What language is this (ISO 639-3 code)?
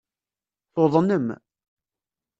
kab